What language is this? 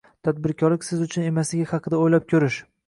Uzbek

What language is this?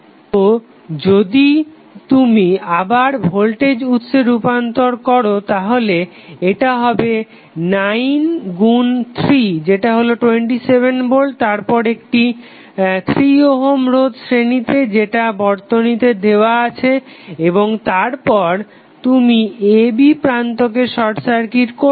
Bangla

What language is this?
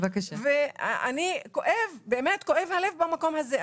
Hebrew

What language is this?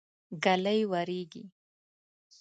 Pashto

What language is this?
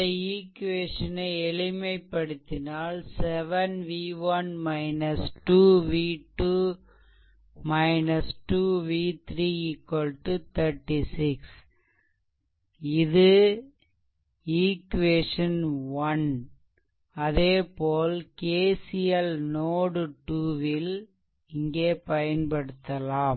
Tamil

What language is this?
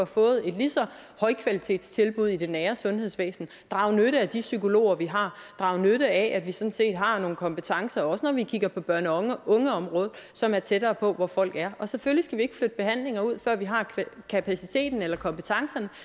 Danish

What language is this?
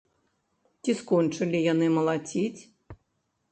Belarusian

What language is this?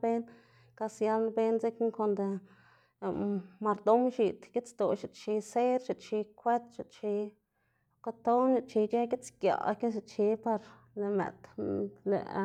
Xanaguía Zapotec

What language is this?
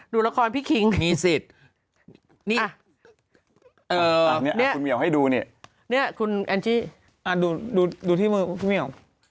Thai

